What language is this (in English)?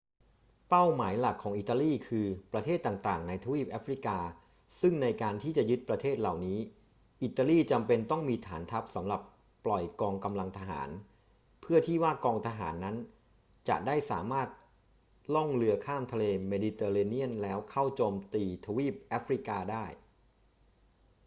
Thai